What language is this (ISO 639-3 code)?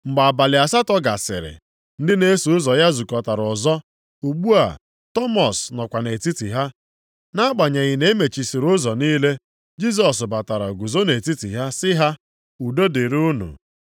ibo